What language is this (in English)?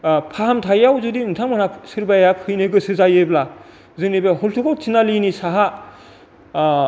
Bodo